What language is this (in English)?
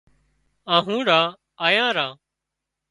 Wadiyara Koli